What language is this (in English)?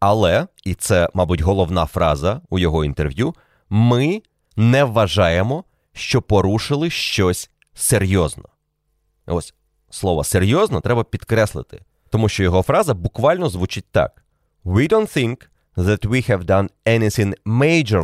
Ukrainian